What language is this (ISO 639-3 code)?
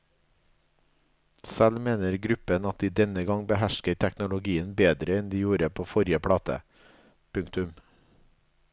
nor